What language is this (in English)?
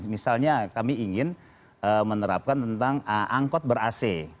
Indonesian